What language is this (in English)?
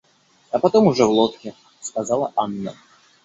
Russian